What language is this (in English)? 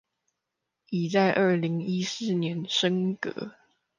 Chinese